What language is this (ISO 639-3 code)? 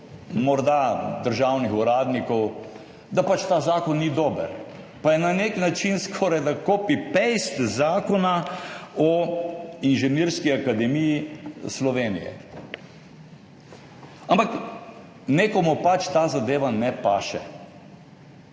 slv